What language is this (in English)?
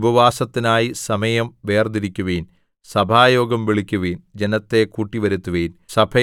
Malayalam